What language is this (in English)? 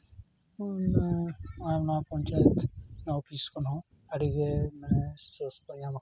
Santali